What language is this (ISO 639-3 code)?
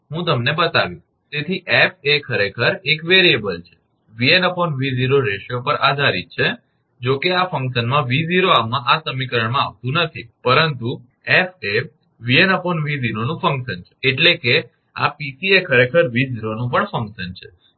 guj